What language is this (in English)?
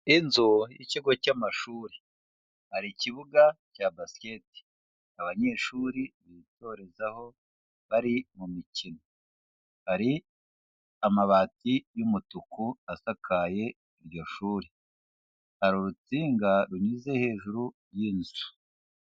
Kinyarwanda